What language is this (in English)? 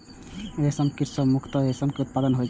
Maithili